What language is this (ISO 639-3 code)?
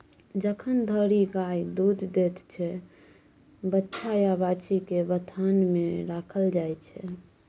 mai